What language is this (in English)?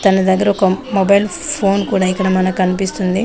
Telugu